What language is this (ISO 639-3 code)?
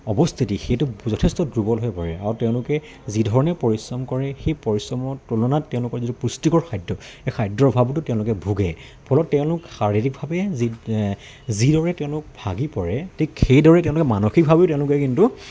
asm